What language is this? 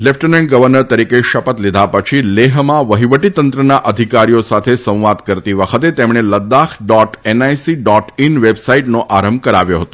Gujarati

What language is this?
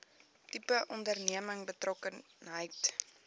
Afrikaans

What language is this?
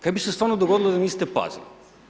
Croatian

